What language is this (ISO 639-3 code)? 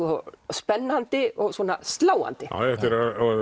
isl